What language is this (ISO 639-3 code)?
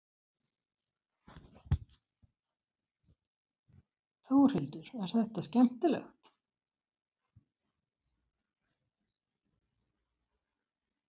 isl